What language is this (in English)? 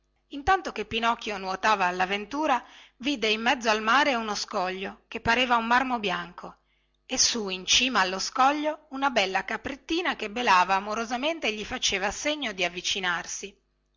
Italian